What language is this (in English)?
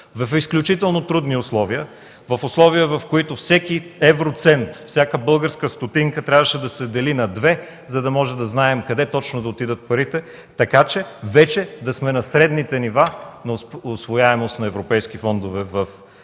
Bulgarian